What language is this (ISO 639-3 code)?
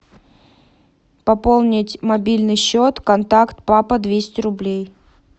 rus